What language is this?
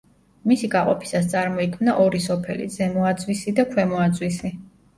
Georgian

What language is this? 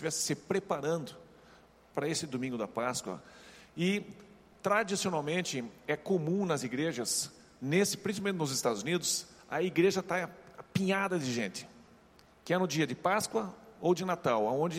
Portuguese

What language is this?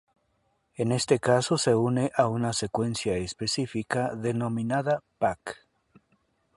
Spanish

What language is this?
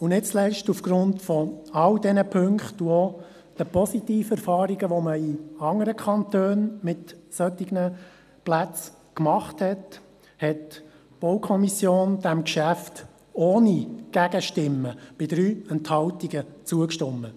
Swiss German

